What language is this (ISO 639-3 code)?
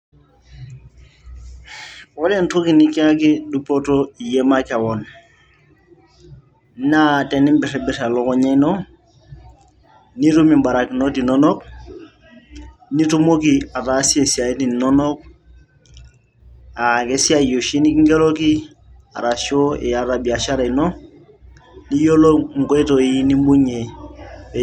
mas